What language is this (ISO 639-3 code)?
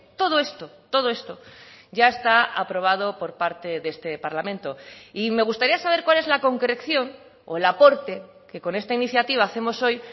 spa